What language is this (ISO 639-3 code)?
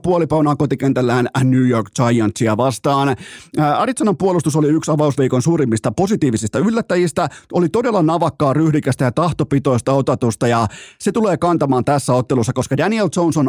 fin